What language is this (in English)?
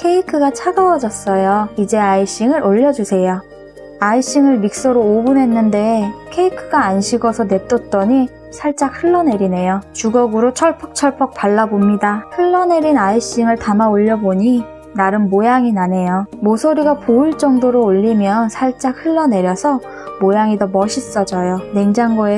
Korean